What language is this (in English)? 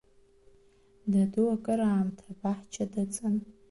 Abkhazian